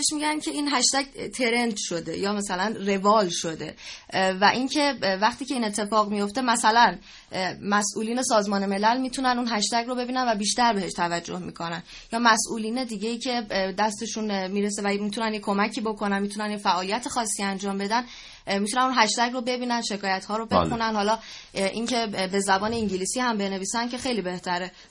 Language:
Persian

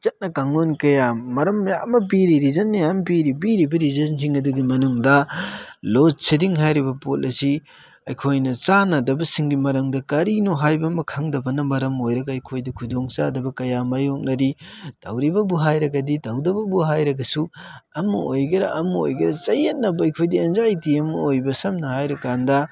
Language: Manipuri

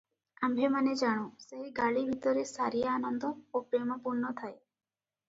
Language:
Odia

